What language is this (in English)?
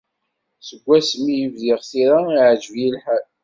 Kabyle